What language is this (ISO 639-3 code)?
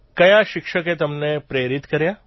guj